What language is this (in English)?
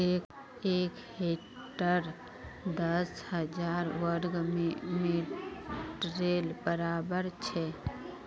Magahi